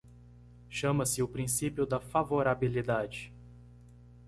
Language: Portuguese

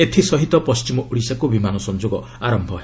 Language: Odia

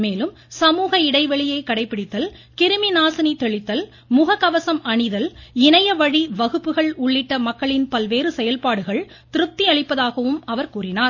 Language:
Tamil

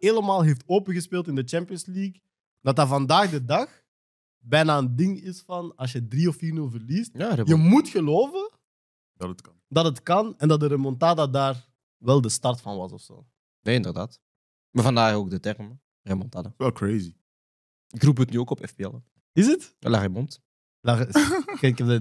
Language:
Dutch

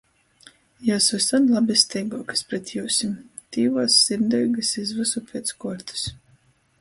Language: Latgalian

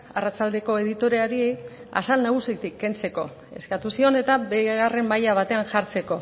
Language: Basque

